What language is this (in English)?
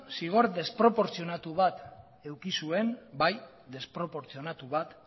Basque